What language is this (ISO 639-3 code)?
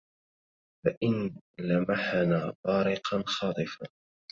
ara